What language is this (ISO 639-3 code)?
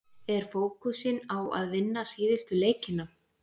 isl